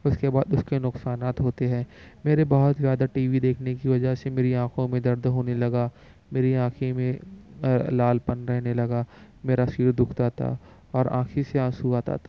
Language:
Urdu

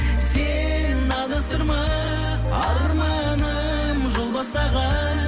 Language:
Kazakh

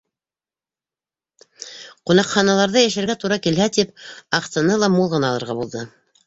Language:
Bashkir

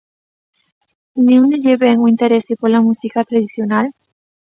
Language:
Galician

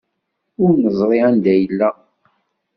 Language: Kabyle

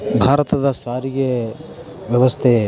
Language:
Kannada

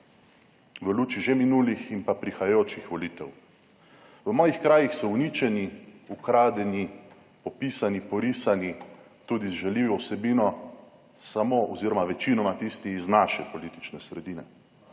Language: Slovenian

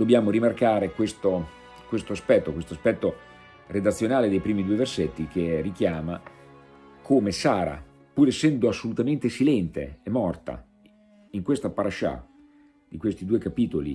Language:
Italian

